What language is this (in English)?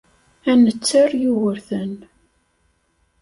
Kabyle